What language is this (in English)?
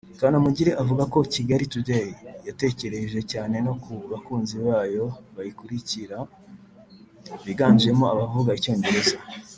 Kinyarwanda